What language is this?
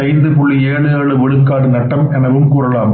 Tamil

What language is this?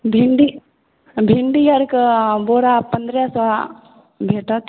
Maithili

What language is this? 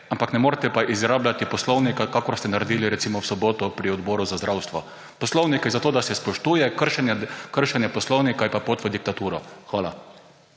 Slovenian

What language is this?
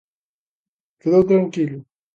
Galician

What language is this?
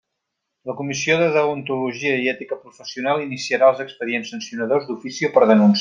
Catalan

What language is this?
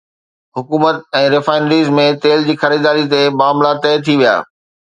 Sindhi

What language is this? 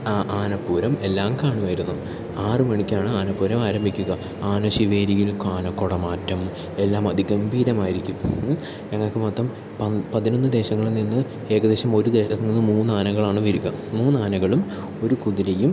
Malayalam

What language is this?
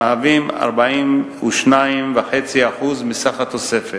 Hebrew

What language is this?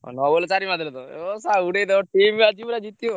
Odia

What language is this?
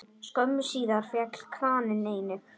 Icelandic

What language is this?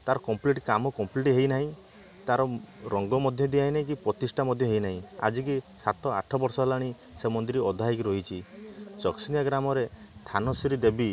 Odia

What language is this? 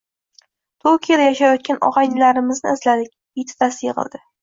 Uzbek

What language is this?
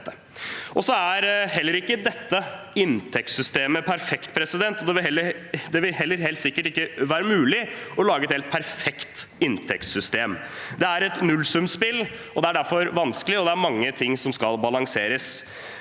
Norwegian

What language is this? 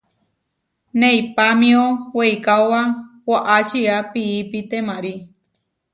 Huarijio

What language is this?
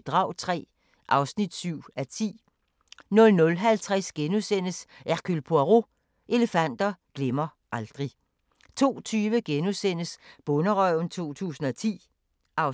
Danish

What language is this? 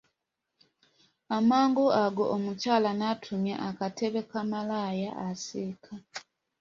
Ganda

